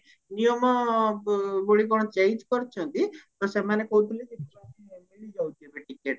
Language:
Odia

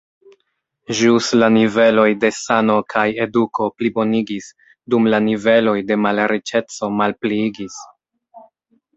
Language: Esperanto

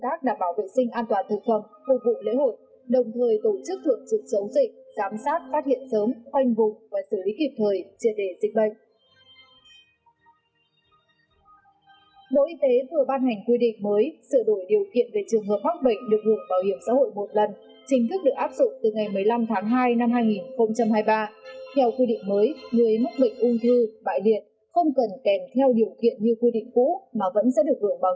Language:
Vietnamese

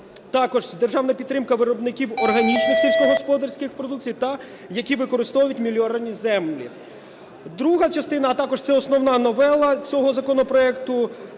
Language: Ukrainian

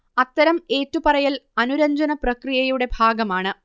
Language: Malayalam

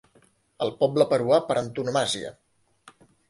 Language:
Catalan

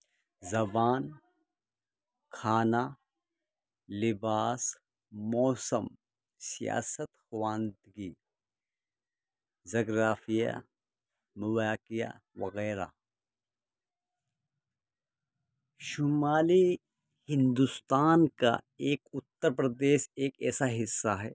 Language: Urdu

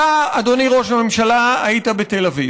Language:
Hebrew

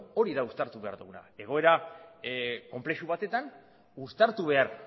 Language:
Basque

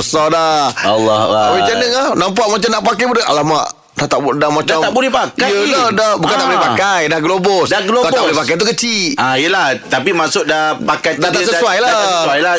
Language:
Malay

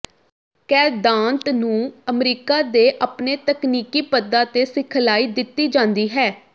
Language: Punjabi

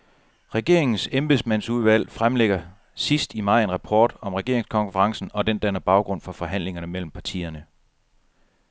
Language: Danish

